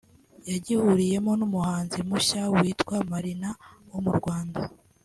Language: Kinyarwanda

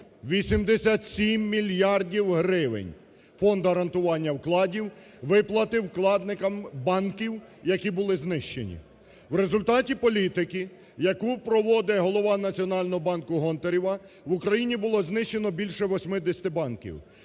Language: Ukrainian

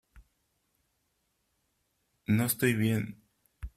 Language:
Spanish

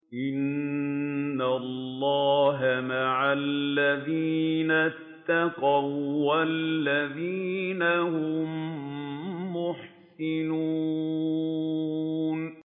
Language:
Arabic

